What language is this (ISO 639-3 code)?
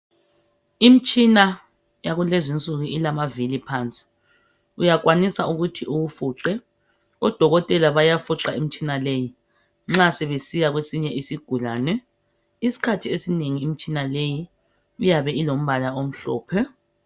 nde